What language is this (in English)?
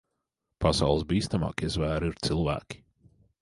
Latvian